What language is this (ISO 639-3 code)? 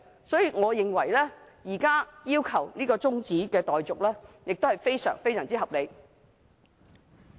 yue